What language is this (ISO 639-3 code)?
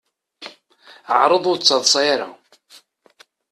kab